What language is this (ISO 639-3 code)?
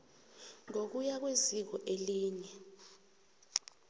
nbl